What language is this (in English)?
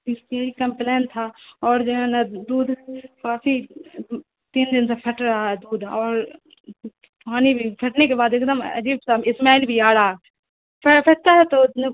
Urdu